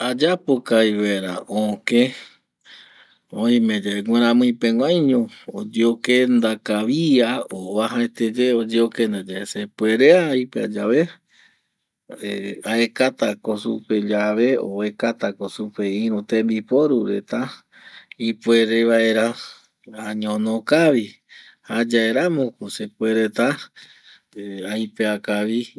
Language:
Eastern Bolivian Guaraní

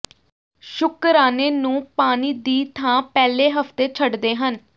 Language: Punjabi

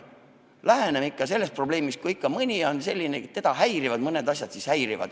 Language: Estonian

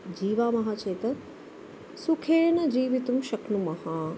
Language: Sanskrit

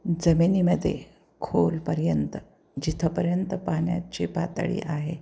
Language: Marathi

